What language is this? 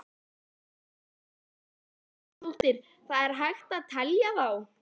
Icelandic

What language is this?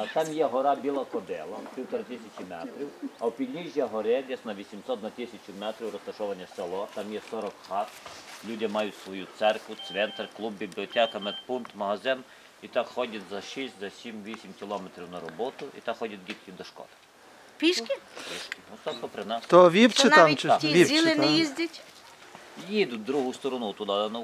Ukrainian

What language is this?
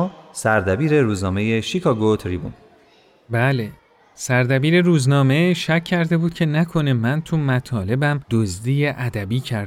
Persian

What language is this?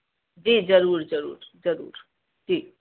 Sindhi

